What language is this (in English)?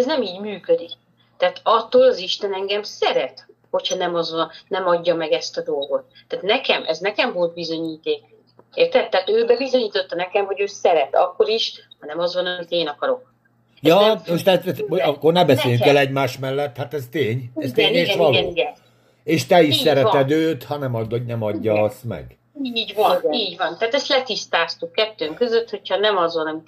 Hungarian